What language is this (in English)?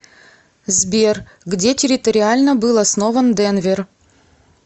Russian